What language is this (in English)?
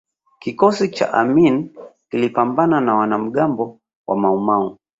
Swahili